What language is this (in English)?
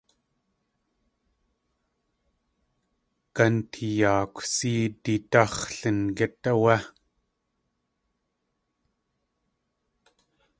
Tlingit